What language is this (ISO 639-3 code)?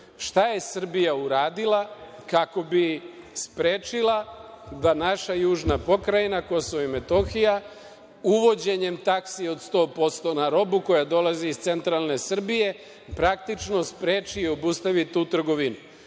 srp